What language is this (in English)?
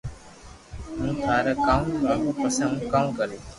Loarki